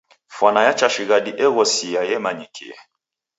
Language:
Taita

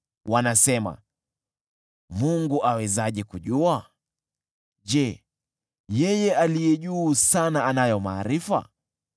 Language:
Swahili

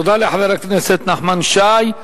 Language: Hebrew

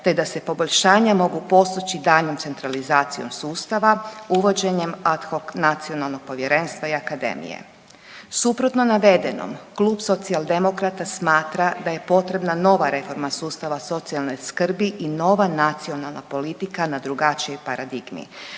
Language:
Croatian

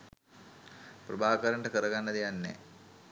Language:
Sinhala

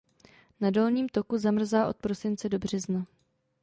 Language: Czech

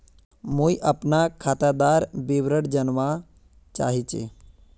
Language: Magahi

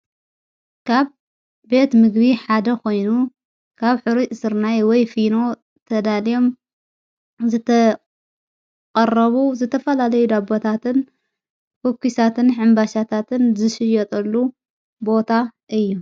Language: Tigrinya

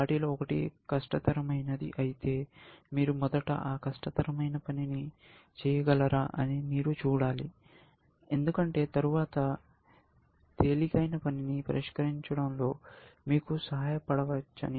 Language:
Telugu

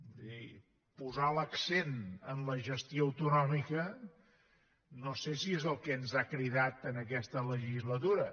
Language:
Catalan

